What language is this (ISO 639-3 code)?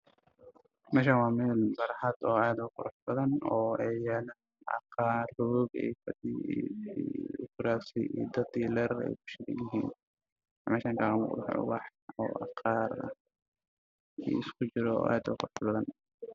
som